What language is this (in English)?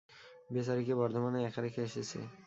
Bangla